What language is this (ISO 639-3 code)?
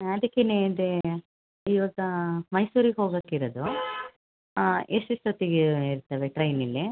kan